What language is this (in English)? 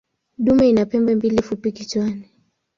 Swahili